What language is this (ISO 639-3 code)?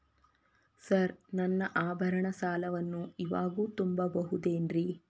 kan